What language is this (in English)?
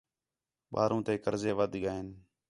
Khetrani